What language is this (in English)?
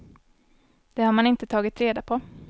Swedish